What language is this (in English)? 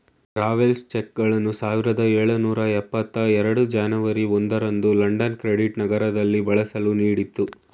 Kannada